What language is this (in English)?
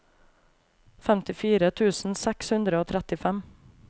Norwegian